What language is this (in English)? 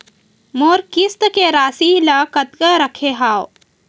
Chhattisgarhi